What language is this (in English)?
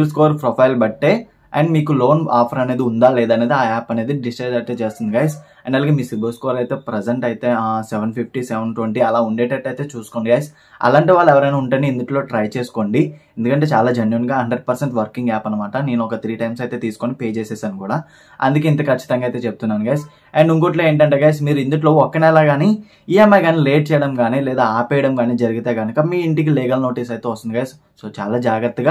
Telugu